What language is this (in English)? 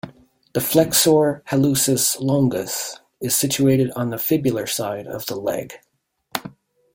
English